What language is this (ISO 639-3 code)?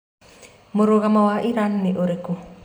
kik